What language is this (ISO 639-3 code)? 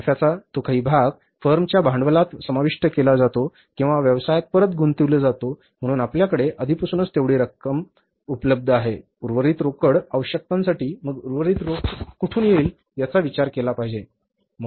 mar